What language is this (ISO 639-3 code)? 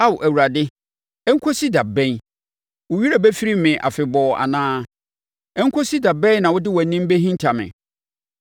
aka